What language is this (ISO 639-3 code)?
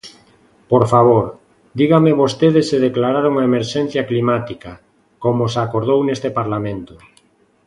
glg